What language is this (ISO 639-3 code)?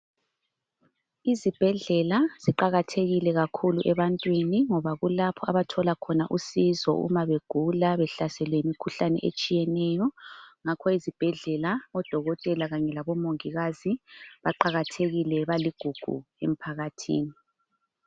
nde